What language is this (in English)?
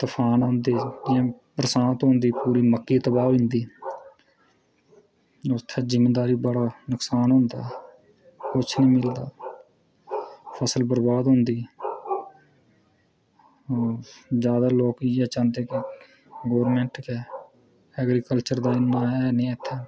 Dogri